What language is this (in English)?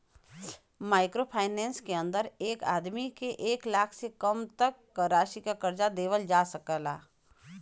Bhojpuri